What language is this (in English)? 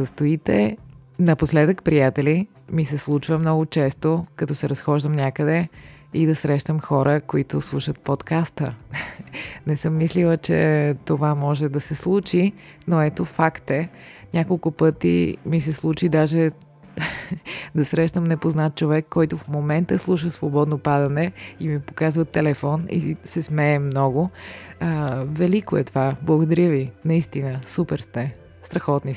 Bulgarian